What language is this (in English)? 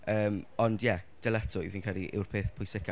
Welsh